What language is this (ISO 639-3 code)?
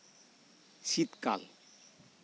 sat